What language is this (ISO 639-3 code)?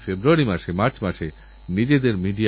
ben